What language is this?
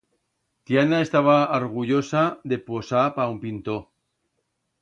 Aragonese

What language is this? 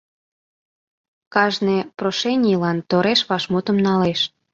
Mari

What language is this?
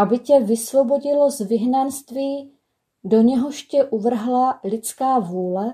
Czech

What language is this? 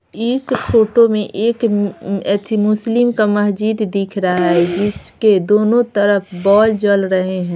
Hindi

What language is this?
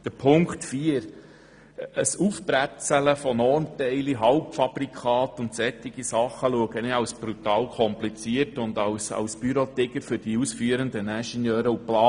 Swiss German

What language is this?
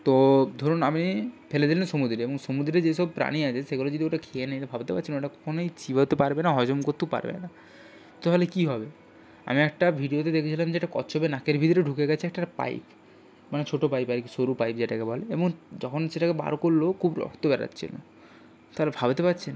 Bangla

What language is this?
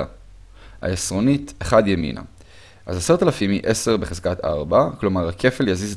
Hebrew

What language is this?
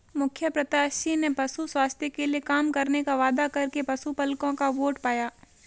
Hindi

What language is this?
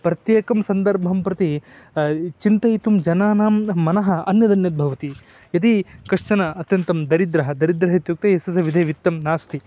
Sanskrit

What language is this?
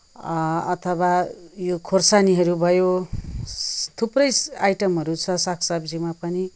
Nepali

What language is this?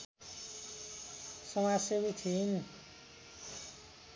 Nepali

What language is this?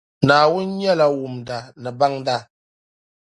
Dagbani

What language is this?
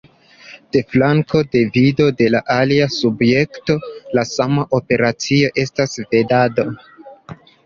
Esperanto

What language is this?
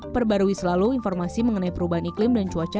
Indonesian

